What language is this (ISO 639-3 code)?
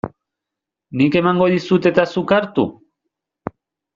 eus